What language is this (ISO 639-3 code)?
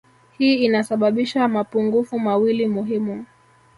swa